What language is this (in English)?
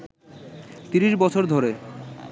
Bangla